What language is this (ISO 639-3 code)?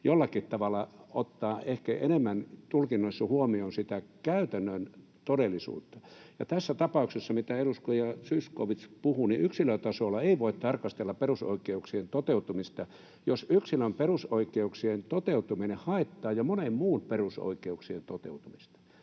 fin